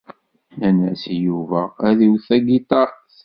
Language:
Kabyle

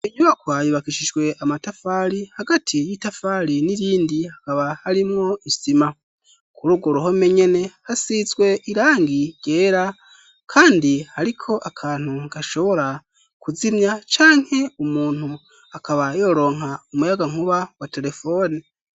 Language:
Rundi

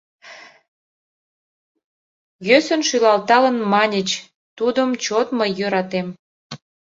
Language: Mari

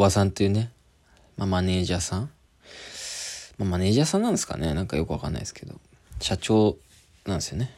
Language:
Japanese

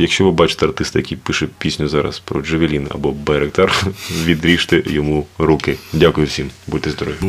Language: Ukrainian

